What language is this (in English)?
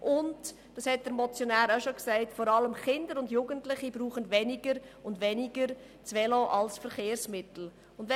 Swiss German